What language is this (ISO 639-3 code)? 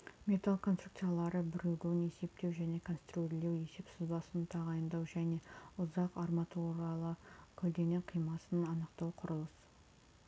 kaz